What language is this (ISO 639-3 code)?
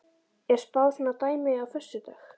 isl